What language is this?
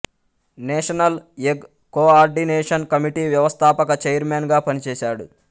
Telugu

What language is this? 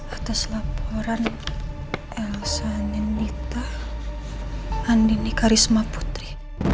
Indonesian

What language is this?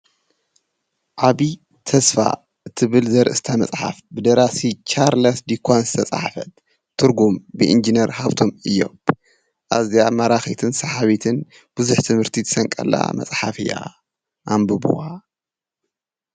Tigrinya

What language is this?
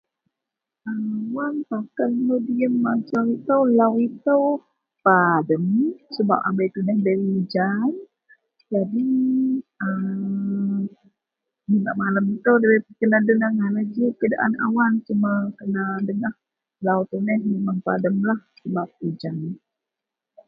Central Melanau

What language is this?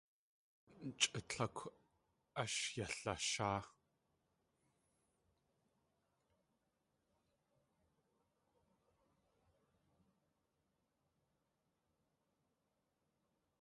Tlingit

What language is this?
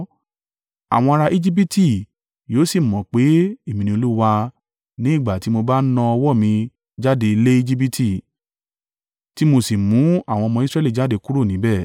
Yoruba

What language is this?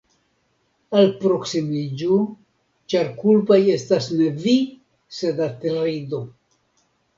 Esperanto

